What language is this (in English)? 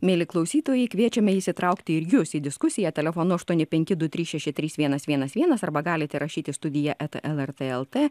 Lithuanian